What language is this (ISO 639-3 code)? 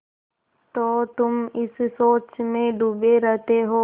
hin